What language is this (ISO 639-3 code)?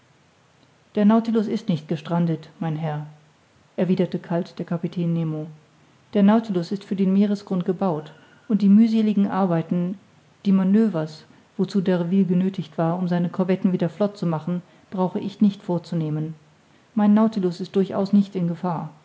deu